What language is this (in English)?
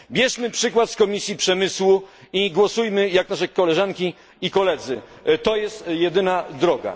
Polish